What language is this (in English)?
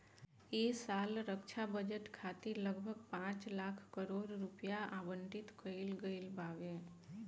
Bhojpuri